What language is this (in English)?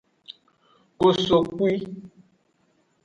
Aja (Benin)